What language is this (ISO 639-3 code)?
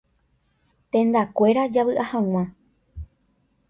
grn